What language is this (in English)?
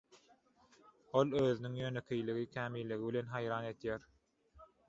Turkmen